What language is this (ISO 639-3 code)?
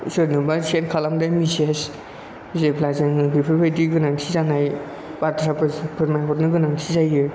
brx